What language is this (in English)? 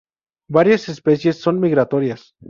Spanish